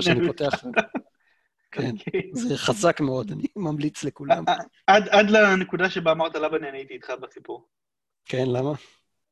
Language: Hebrew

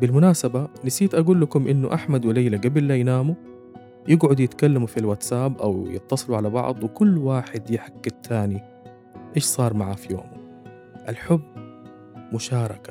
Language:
Arabic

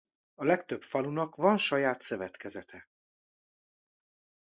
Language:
Hungarian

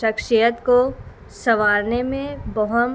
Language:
Urdu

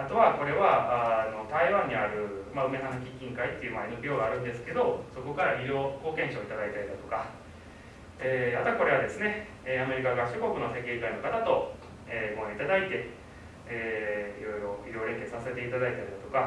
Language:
Japanese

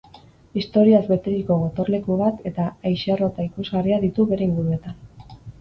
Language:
Basque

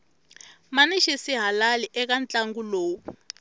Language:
Tsonga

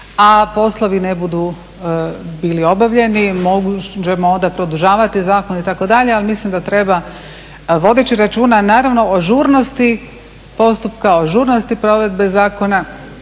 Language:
Croatian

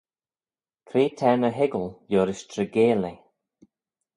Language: Manx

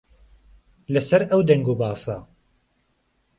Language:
Central Kurdish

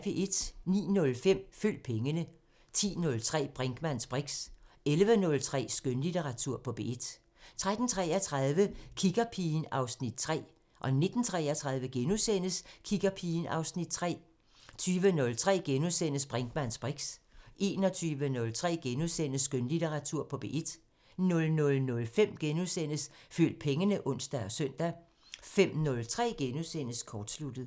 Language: Danish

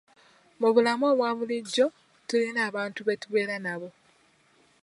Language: Ganda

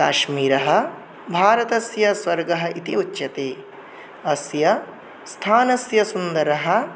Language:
Sanskrit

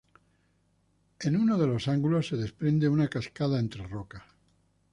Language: Spanish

